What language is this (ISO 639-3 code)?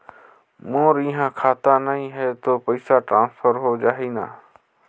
hne